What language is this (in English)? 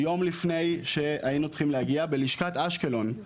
Hebrew